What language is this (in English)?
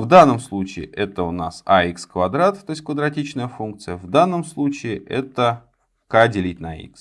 Russian